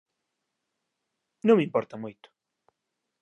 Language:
Galician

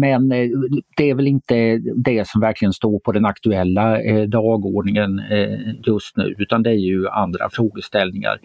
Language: Swedish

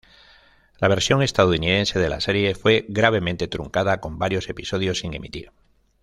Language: Spanish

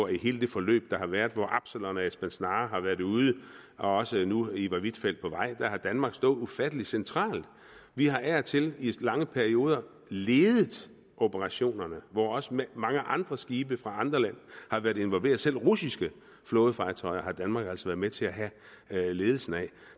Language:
Danish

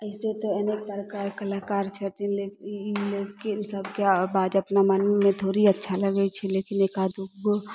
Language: Maithili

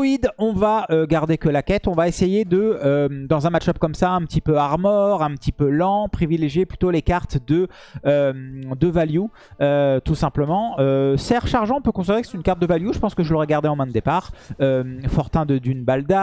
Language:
French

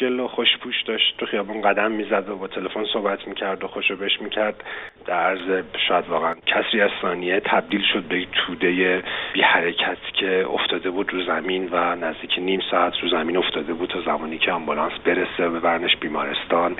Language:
Persian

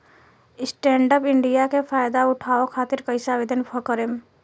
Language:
Bhojpuri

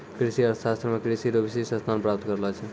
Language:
Maithili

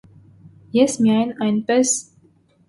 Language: Armenian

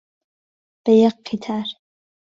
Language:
Central Kurdish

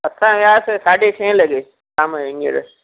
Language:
Sindhi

